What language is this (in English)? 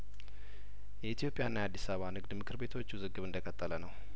Amharic